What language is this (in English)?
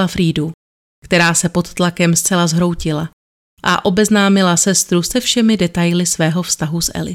Czech